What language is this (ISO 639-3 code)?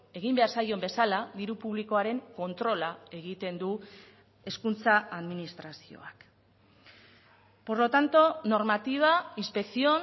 eus